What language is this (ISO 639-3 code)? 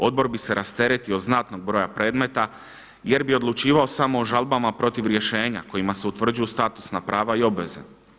hrv